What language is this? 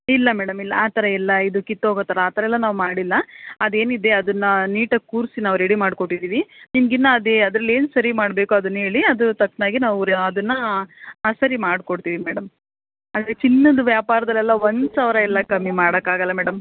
Kannada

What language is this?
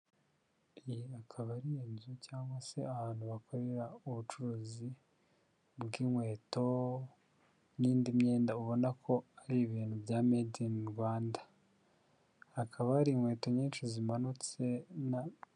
Kinyarwanda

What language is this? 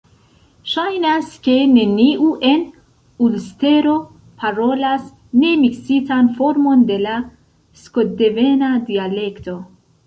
Esperanto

